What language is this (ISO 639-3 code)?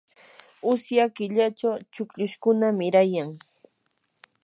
qur